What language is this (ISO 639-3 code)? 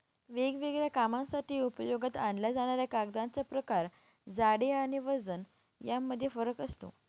mar